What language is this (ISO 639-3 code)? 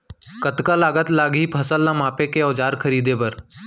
hne